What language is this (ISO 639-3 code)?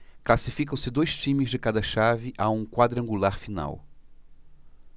por